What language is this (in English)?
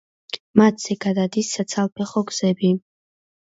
Georgian